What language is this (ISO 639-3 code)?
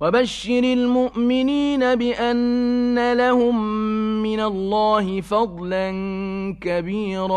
ara